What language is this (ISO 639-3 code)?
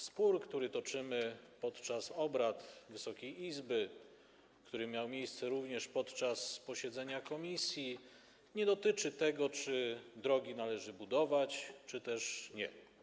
pol